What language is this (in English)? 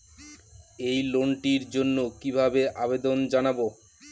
Bangla